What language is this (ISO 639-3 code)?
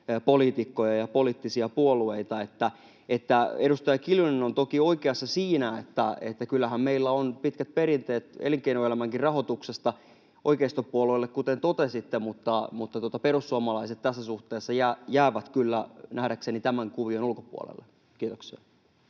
fin